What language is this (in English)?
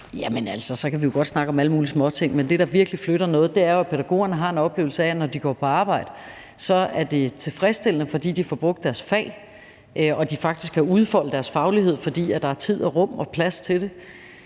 Danish